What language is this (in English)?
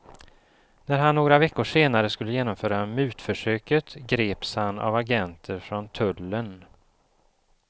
Swedish